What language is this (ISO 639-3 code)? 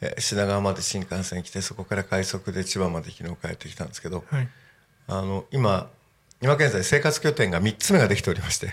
jpn